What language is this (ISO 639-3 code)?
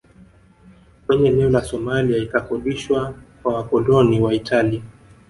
swa